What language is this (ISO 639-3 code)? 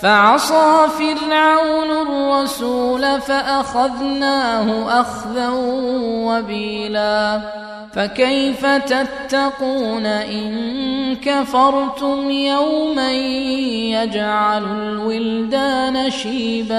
ara